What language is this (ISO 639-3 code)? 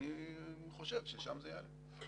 heb